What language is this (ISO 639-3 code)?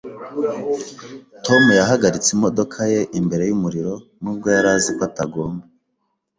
kin